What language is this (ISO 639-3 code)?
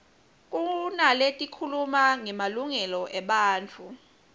ssw